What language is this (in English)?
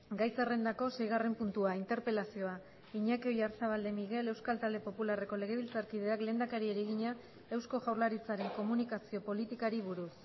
Basque